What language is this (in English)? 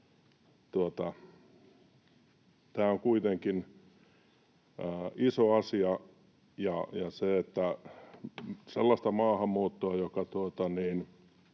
Finnish